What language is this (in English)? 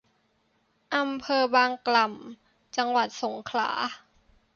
Thai